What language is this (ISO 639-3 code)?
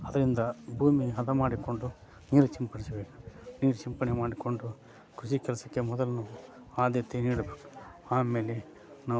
kan